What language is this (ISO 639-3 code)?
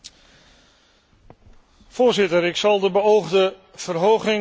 nld